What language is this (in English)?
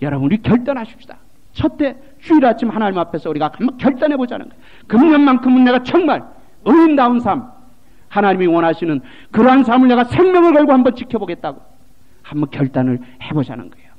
Korean